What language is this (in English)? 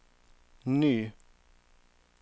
Swedish